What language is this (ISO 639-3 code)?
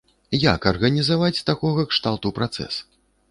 bel